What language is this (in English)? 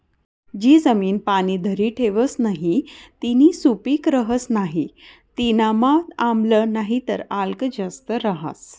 Marathi